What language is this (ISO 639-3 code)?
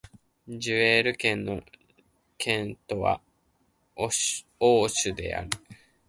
jpn